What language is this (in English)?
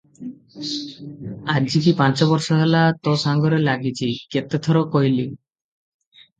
Odia